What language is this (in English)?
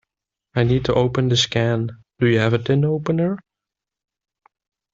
English